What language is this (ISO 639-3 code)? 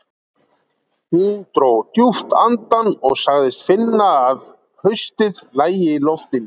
isl